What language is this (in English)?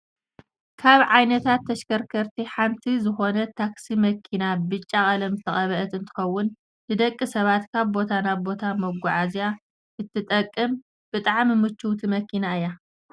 Tigrinya